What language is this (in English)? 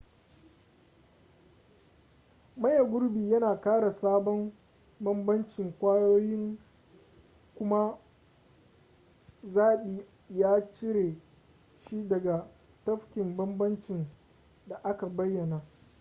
Hausa